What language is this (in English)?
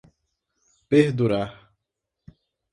Portuguese